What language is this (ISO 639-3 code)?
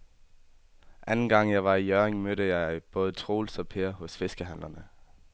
dan